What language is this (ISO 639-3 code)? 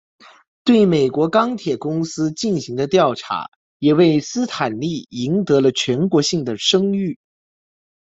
zho